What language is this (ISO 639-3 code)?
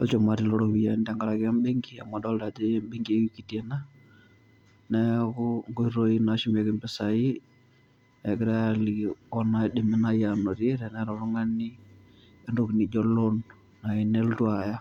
mas